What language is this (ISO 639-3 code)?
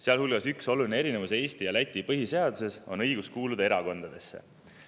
est